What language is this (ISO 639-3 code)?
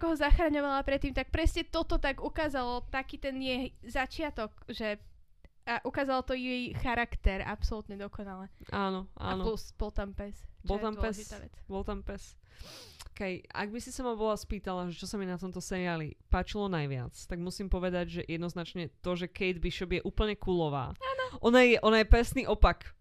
slk